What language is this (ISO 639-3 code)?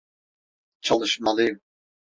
tur